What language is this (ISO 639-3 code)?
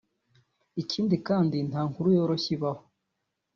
kin